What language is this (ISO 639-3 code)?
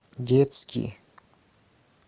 rus